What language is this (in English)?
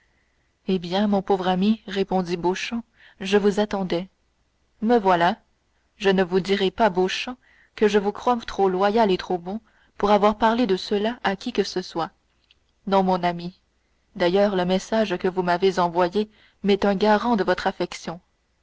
French